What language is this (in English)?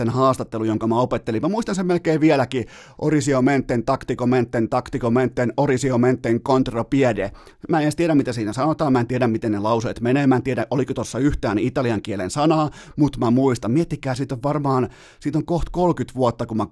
Finnish